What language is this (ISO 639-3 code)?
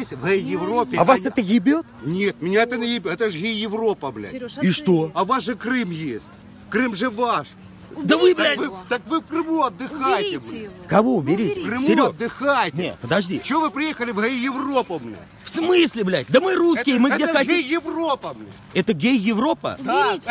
rus